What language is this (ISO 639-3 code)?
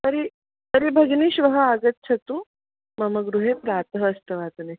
san